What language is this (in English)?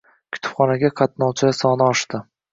Uzbek